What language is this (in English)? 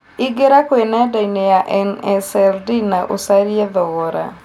Kikuyu